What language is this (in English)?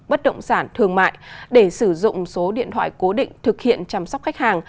Vietnamese